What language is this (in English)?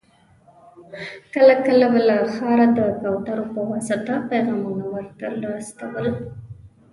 Pashto